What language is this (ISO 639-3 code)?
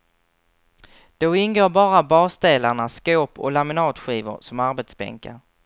swe